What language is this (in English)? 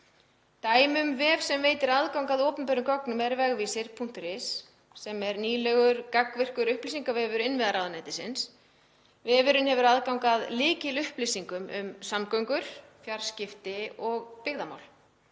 Icelandic